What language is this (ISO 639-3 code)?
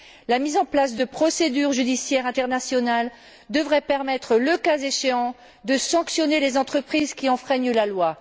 fra